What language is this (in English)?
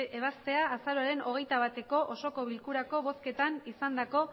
Basque